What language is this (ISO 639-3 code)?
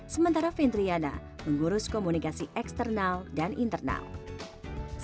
ind